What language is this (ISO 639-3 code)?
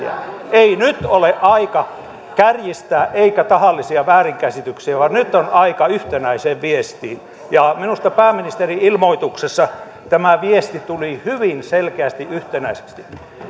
fin